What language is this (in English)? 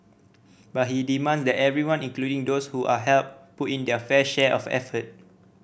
English